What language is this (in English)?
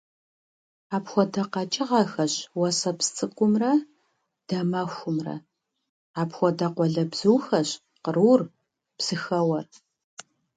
Kabardian